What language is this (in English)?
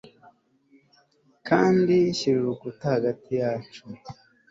Kinyarwanda